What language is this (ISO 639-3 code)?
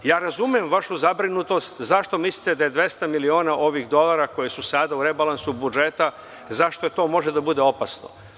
srp